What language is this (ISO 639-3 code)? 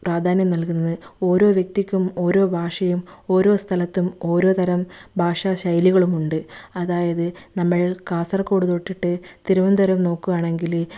mal